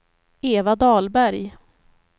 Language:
Swedish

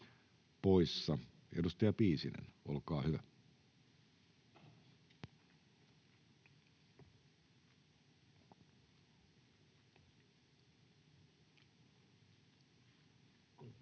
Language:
Finnish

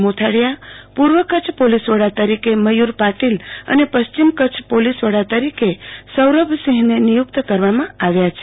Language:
Gujarati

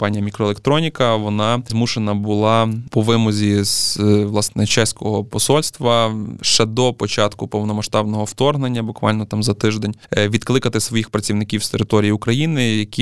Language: Ukrainian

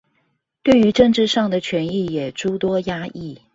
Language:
Chinese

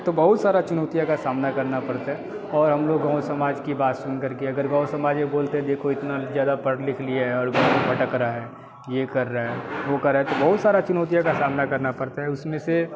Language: Hindi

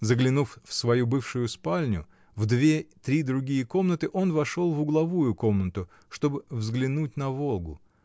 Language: Russian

